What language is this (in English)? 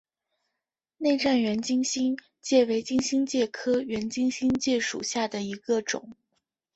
Chinese